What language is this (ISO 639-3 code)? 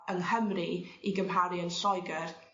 cym